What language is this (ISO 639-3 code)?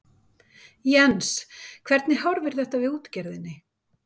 isl